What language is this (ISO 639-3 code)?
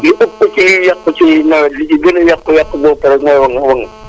wol